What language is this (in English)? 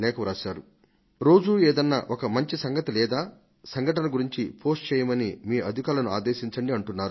Telugu